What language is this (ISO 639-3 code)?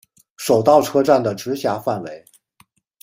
zho